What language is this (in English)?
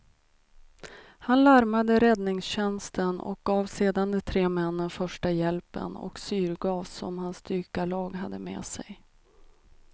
Swedish